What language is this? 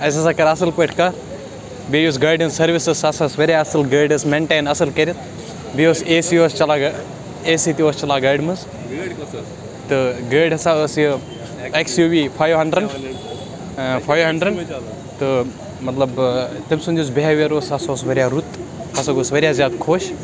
Kashmiri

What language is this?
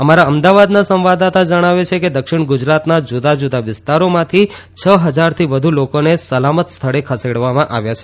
Gujarati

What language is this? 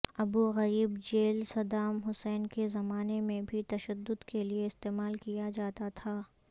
Urdu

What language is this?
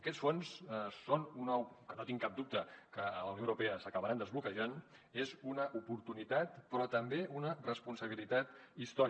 Catalan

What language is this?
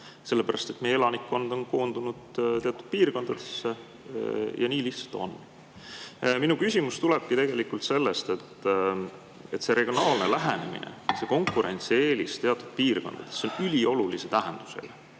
Estonian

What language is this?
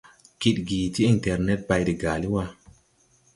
Tupuri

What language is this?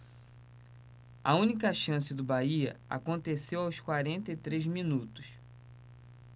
Portuguese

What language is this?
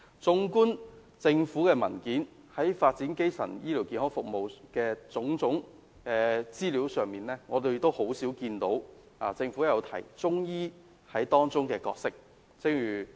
Cantonese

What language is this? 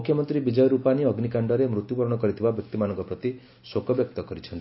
Odia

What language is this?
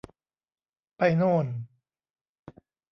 Thai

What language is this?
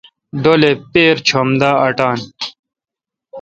Kalkoti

